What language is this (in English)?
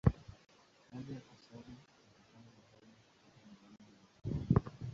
Swahili